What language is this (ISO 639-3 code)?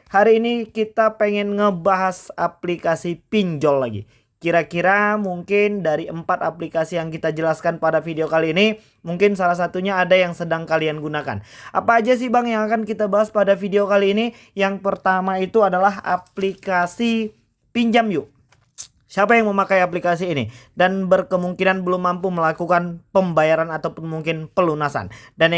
ind